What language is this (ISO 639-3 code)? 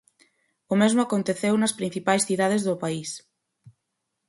glg